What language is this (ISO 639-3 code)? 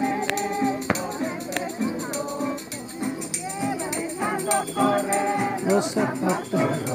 heb